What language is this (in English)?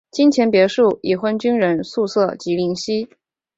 Chinese